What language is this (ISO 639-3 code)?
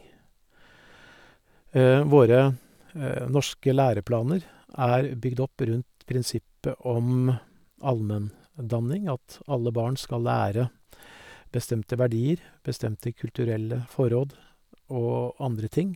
nor